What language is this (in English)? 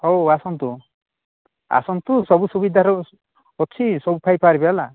Odia